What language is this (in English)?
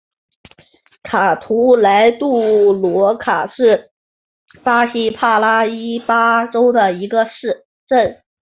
Chinese